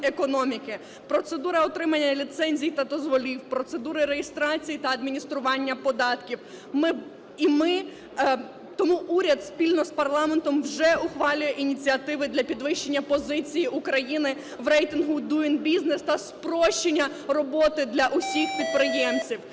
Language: Ukrainian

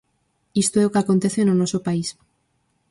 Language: Galician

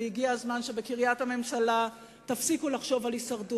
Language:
Hebrew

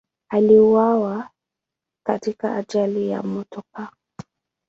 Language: Swahili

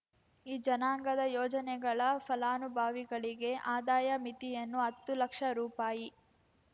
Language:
Kannada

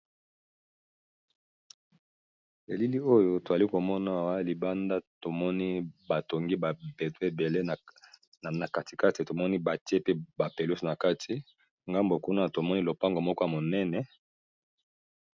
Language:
Lingala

